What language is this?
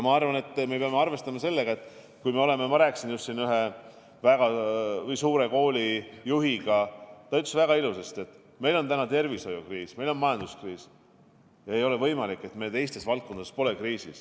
Estonian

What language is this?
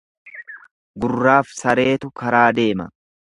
Oromo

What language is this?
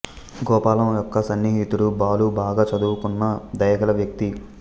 Telugu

